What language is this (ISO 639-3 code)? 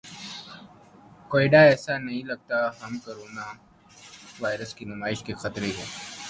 urd